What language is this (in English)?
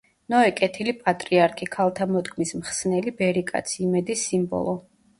Georgian